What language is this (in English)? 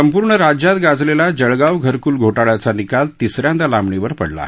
Marathi